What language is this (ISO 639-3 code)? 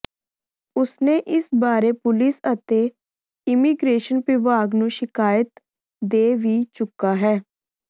pan